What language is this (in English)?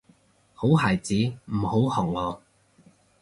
Cantonese